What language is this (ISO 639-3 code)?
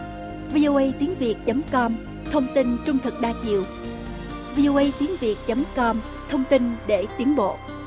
vie